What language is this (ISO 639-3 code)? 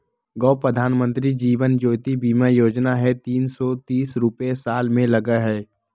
mag